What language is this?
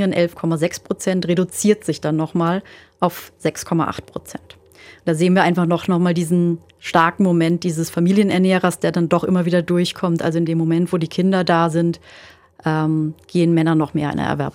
German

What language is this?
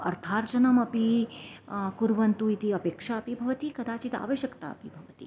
Sanskrit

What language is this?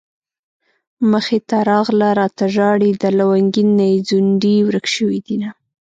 Pashto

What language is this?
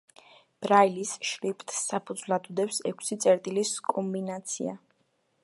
Georgian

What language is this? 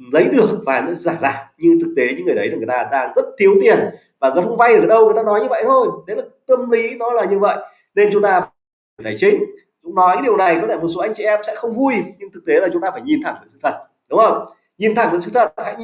Vietnamese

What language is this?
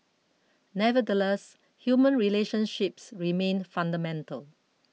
English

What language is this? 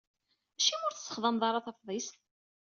Kabyle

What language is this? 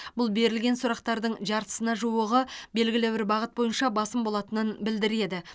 Kazakh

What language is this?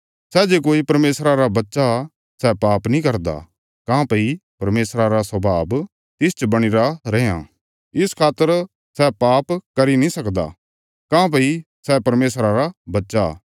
Bilaspuri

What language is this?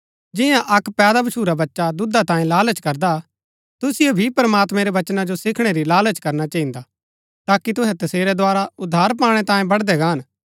Gaddi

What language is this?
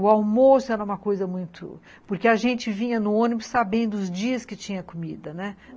Portuguese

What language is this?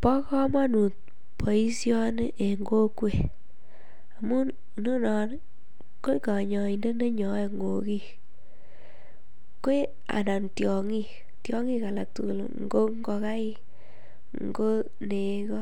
Kalenjin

